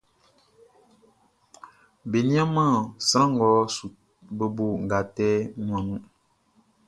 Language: Baoulé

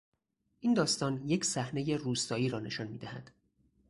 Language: Persian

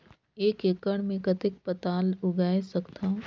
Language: Chhattisgarhi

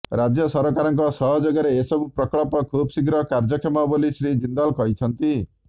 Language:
Odia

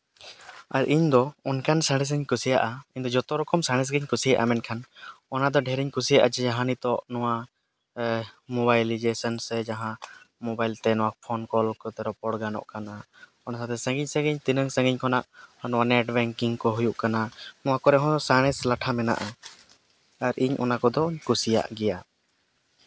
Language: Santali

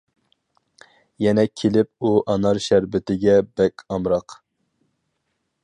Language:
Uyghur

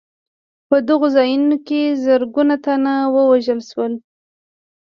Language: Pashto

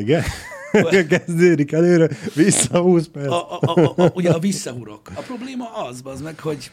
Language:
Hungarian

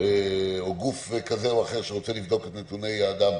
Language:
Hebrew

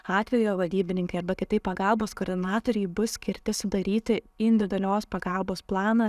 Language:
Lithuanian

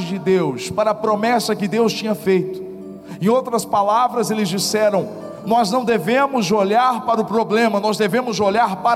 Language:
Portuguese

